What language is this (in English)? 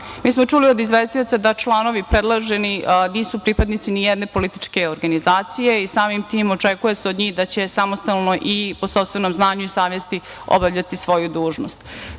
Serbian